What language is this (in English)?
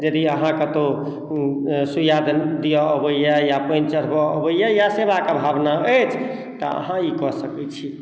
Maithili